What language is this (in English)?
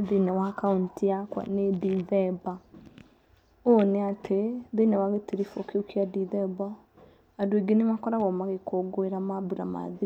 Kikuyu